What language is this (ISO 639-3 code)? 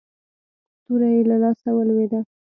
pus